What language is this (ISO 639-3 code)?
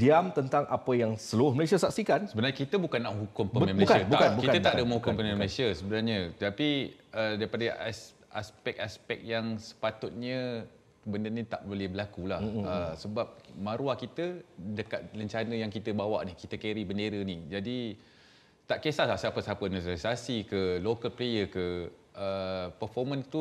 msa